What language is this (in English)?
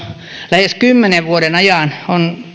Finnish